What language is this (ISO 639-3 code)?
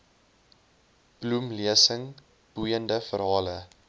afr